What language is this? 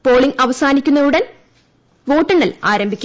Malayalam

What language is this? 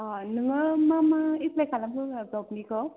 Bodo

